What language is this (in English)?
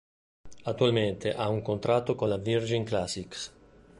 Italian